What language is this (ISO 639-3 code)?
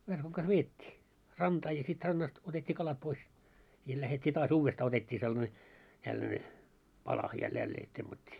fin